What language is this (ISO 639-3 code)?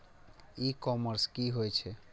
mai